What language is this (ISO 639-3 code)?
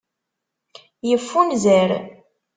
kab